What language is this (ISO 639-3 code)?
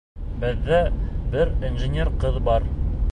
bak